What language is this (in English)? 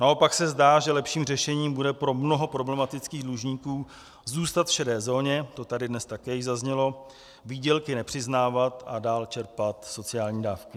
Czech